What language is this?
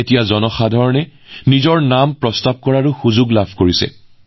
Assamese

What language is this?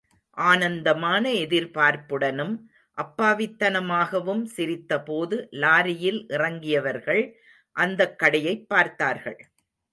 Tamil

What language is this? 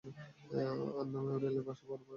Bangla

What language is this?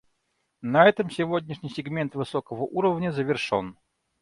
Russian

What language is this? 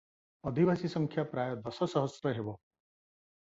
Odia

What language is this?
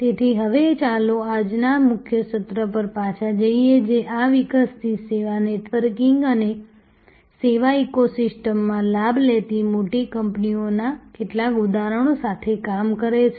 Gujarati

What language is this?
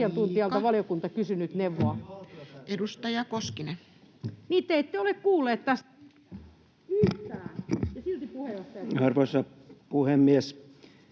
Finnish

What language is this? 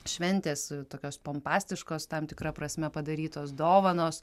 Lithuanian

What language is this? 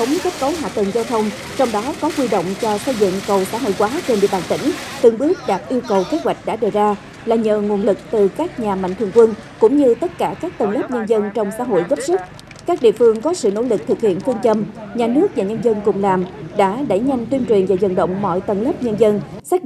Vietnamese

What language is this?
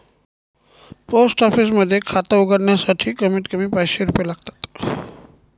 Marathi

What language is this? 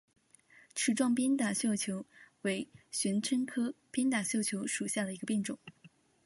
Chinese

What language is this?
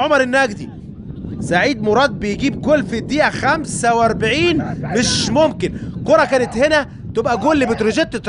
Arabic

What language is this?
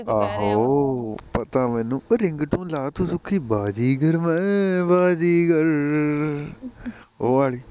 Punjabi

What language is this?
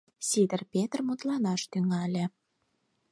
Mari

